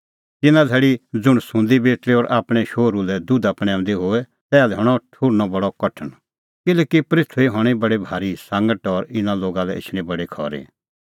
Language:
Kullu Pahari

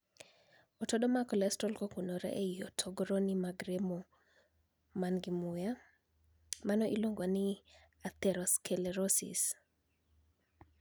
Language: Luo (Kenya and Tanzania)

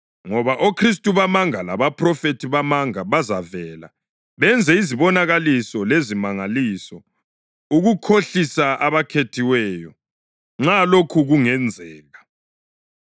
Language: North Ndebele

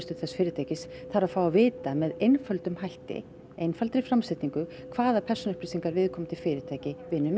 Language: Icelandic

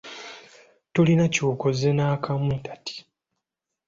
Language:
Ganda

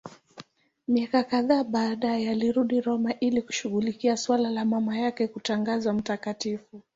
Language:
Swahili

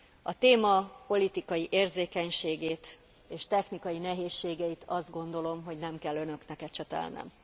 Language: Hungarian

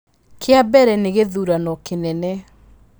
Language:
Kikuyu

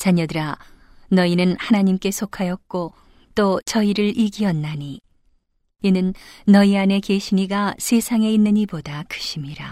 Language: Korean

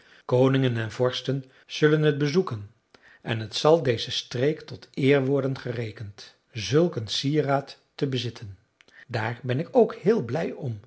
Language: Dutch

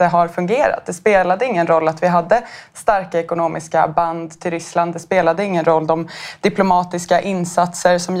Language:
Swedish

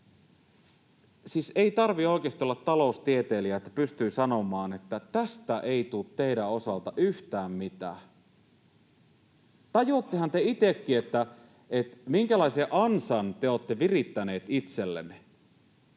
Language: Finnish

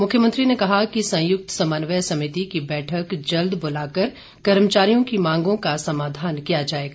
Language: Hindi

